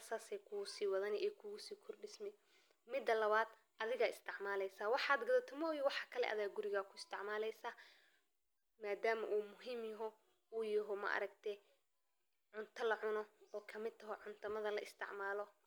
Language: Somali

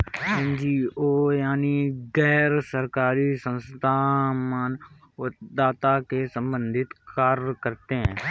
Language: Hindi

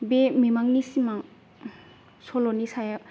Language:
Bodo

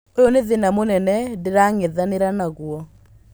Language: Kikuyu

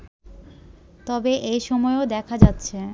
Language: Bangla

